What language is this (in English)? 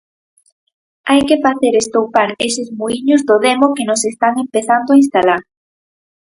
Galician